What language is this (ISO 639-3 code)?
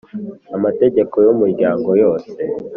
kin